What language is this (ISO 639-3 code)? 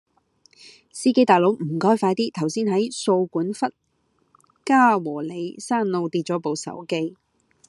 yue